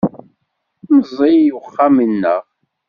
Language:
Kabyle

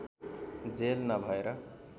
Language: Nepali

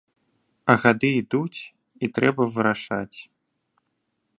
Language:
Belarusian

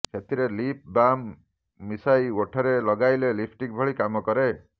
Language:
Odia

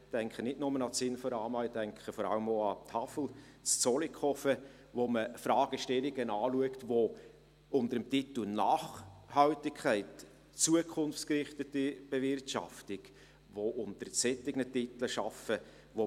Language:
Swiss German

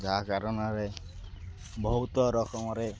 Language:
Odia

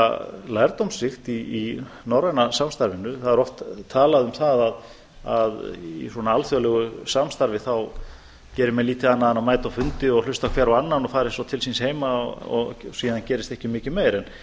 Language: Icelandic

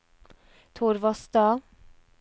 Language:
Norwegian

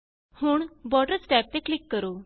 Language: Punjabi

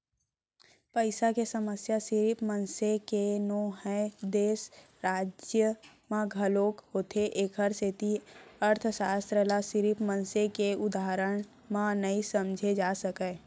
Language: Chhattisgarhi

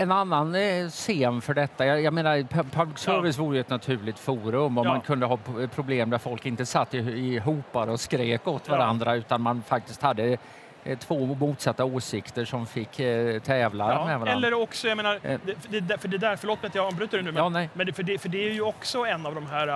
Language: Swedish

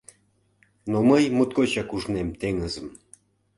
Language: Mari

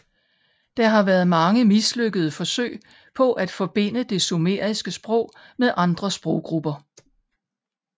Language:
Danish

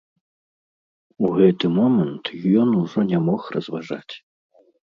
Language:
Belarusian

